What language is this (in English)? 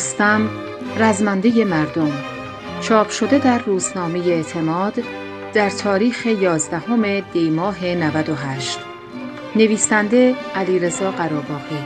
Persian